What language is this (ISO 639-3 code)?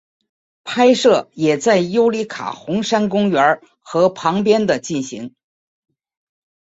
zho